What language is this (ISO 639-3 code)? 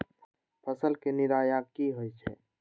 mag